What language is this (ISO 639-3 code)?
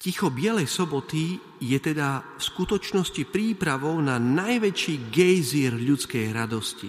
slk